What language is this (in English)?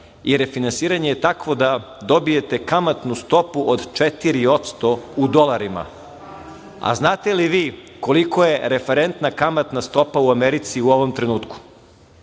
Serbian